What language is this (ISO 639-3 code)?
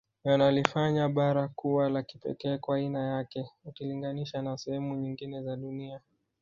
swa